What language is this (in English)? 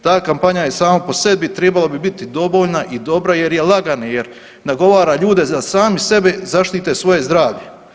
Croatian